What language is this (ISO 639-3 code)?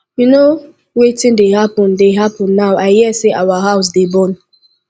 pcm